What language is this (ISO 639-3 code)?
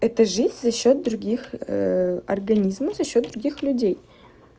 rus